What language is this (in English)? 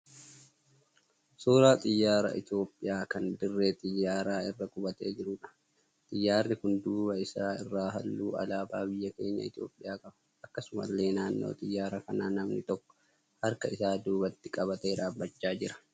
Oromo